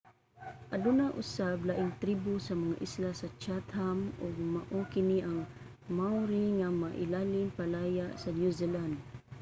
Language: Cebuano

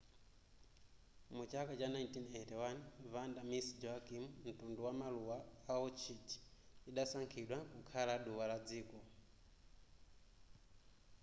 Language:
Nyanja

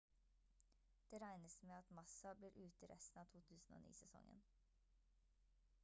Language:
Norwegian Bokmål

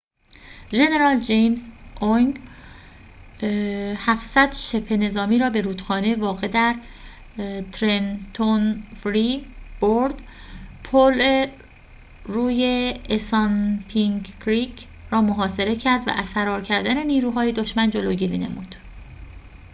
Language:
Persian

